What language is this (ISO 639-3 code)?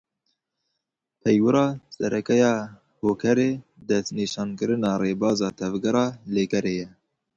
kur